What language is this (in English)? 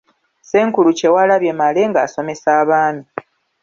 Ganda